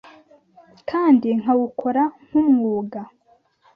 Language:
Kinyarwanda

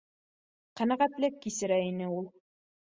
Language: Bashkir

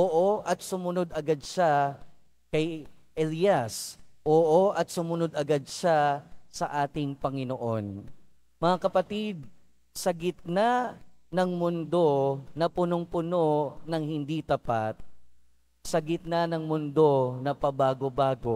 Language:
Filipino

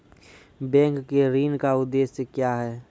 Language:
Maithili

